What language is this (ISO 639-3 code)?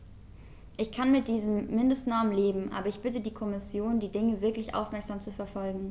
deu